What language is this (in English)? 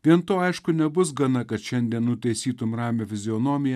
Lithuanian